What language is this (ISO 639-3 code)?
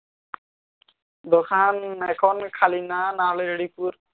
ben